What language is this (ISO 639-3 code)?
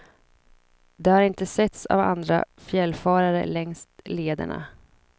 swe